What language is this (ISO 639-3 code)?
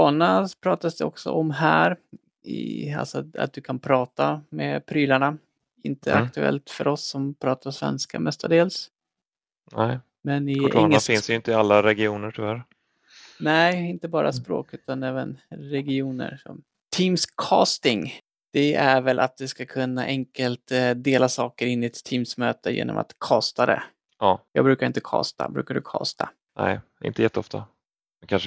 swe